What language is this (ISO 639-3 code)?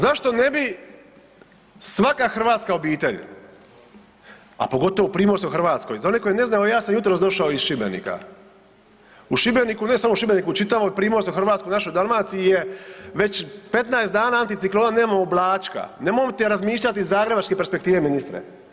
hrv